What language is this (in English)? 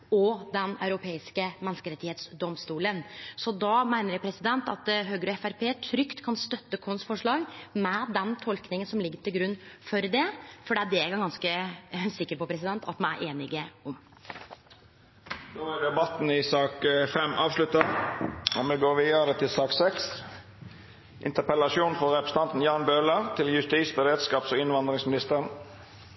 Norwegian Nynorsk